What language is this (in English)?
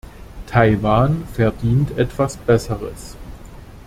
German